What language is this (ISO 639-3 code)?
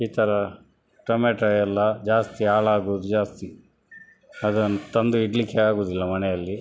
kan